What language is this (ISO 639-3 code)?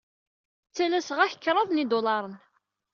kab